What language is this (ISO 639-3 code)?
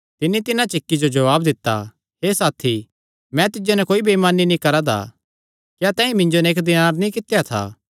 xnr